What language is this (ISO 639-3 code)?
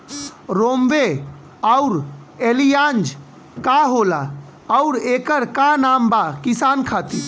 bho